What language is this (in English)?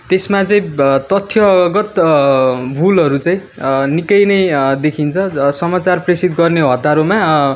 Nepali